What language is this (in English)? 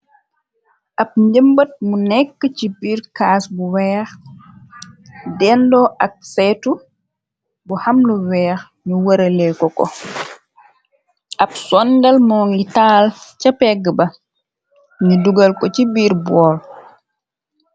Wolof